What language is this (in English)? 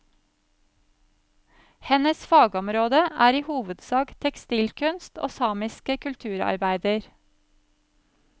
Norwegian